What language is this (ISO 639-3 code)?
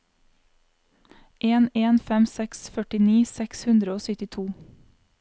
nor